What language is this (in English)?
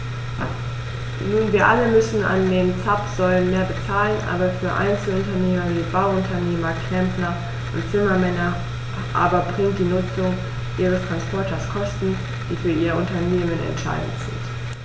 German